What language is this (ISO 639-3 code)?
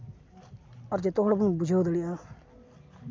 sat